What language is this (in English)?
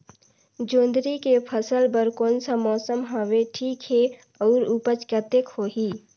Chhattisgarhi